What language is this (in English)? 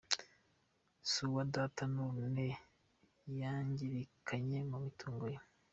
Kinyarwanda